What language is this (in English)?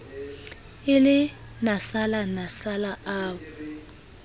Southern Sotho